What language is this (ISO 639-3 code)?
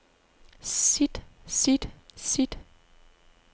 dan